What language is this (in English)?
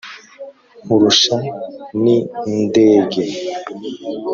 Kinyarwanda